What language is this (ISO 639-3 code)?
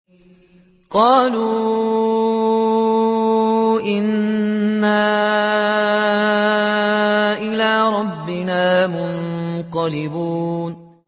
ara